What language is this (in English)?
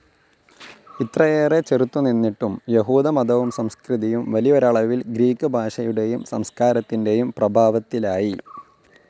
Malayalam